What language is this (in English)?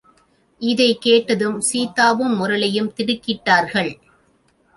Tamil